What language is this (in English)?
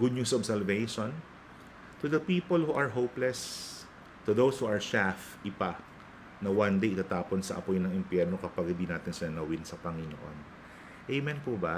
Filipino